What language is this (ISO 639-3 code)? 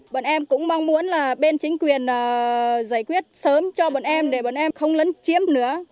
vie